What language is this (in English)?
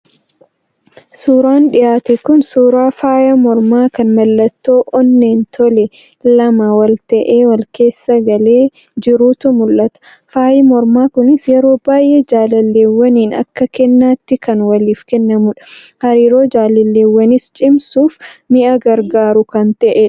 Oromo